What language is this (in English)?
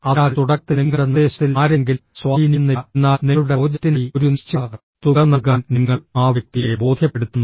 Malayalam